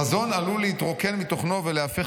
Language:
Hebrew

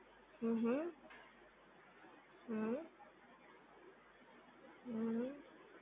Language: Gujarati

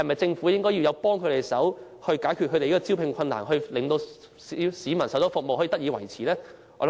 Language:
Cantonese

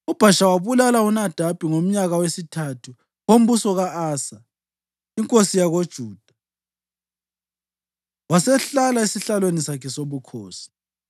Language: North Ndebele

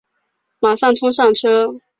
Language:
Chinese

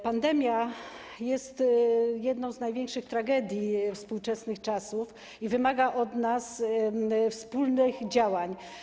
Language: Polish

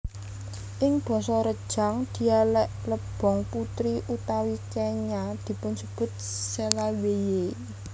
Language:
Javanese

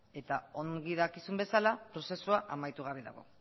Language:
Basque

